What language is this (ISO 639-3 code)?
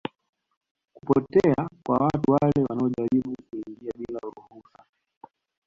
swa